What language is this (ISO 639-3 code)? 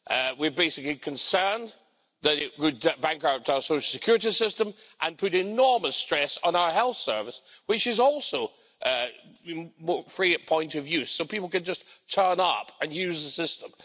eng